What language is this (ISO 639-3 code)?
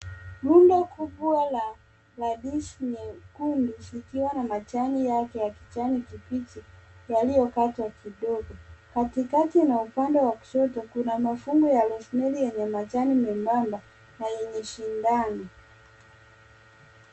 swa